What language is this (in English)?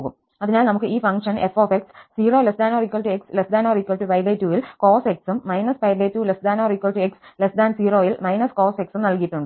Malayalam